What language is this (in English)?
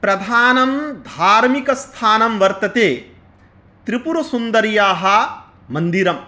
Sanskrit